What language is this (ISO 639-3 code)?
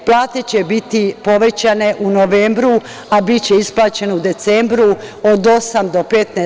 srp